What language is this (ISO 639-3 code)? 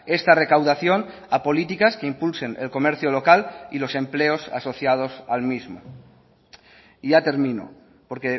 spa